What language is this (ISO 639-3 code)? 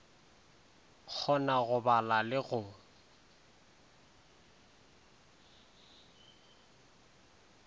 nso